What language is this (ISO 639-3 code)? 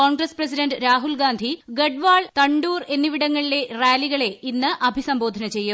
mal